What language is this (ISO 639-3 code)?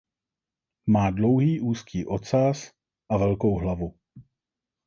ces